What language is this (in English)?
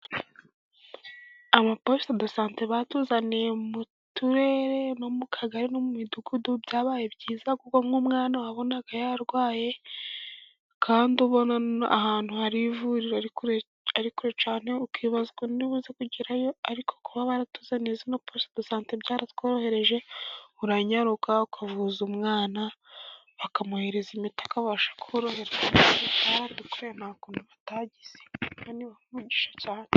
Kinyarwanda